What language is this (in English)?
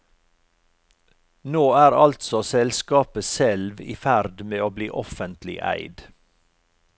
Norwegian